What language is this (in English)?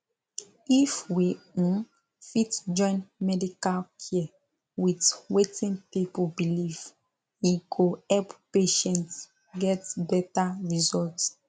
Nigerian Pidgin